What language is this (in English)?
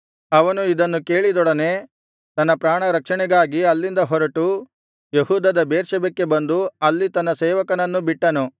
Kannada